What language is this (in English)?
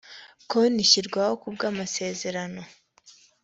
Kinyarwanda